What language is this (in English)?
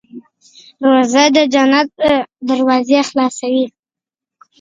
Pashto